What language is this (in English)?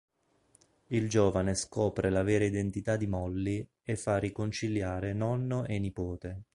Italian